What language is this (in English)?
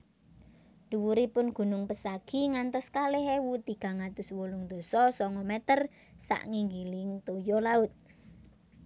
Javanese